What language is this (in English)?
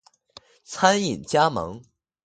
Chinese